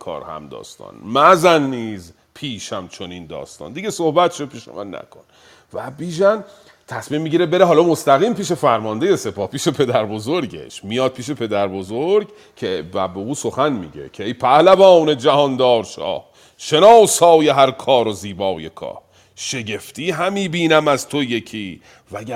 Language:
Persian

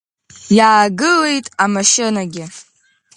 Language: Abkhazian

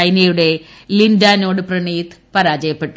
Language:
Malayalam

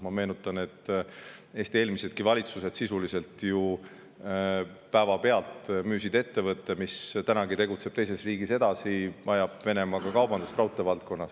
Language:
Estonian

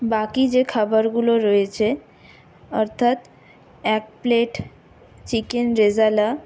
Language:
Bangla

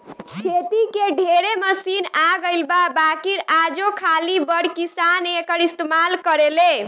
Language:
Bhojpuri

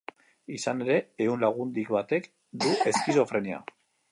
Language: Basque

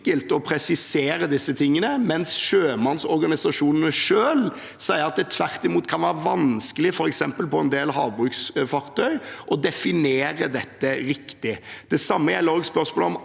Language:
Norwegian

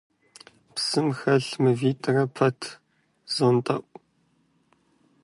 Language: Kabardian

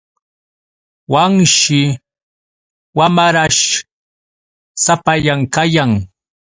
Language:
Yauyos Quechua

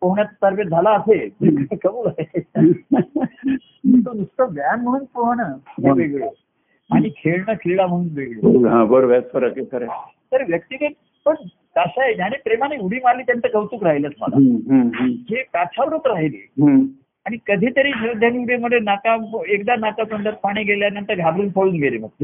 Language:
Marathi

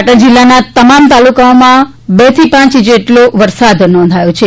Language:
Gujarati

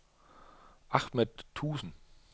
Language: Danish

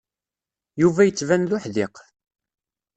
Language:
Kabyle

